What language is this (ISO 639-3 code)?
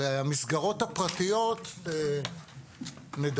heb